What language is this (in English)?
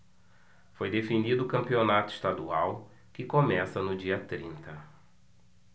Portuguese